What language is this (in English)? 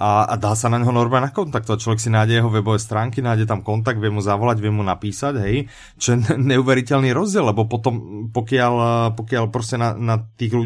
Slovak